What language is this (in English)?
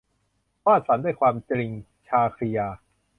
Thai